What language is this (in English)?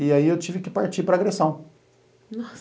Portuguese